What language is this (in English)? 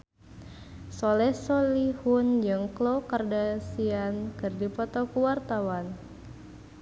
Sundanese